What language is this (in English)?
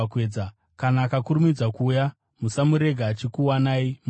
Shona